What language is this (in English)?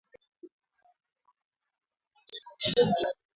Swahili